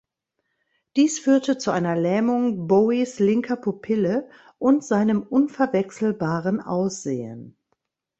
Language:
German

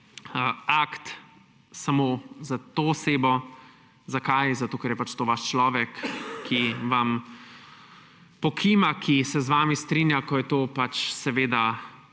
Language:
Slovenian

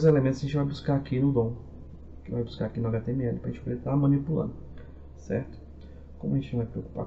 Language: Portuguese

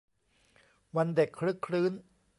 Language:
Thai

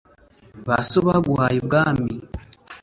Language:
Kinyarwanda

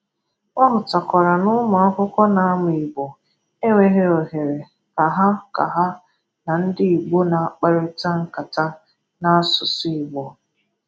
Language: Igbo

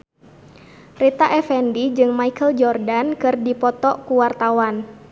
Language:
Sundanese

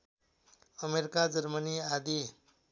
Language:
Nepali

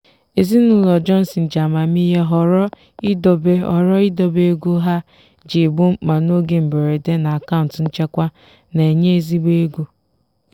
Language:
Igbo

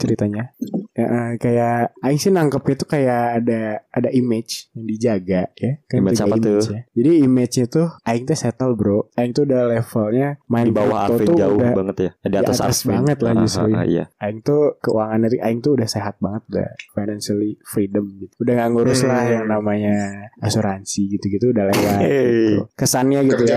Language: Indonesian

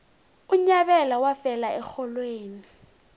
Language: South Ndebele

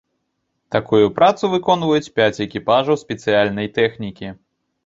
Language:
Belarusian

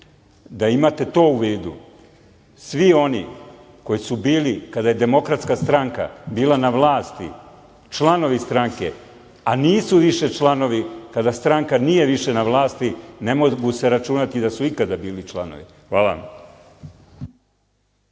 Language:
Serbian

